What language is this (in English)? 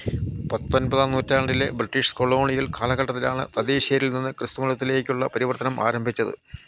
Malayalam